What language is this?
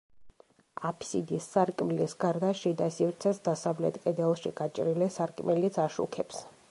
Georgian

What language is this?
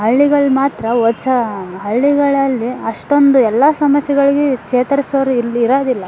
Kannada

